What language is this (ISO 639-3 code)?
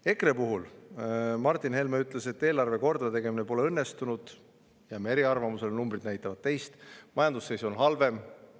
est